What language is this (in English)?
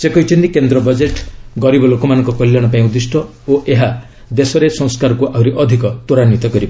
Odia